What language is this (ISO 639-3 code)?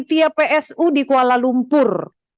ind